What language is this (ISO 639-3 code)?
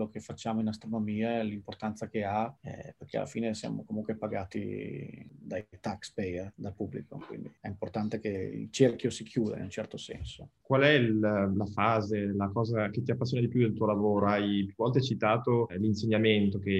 ita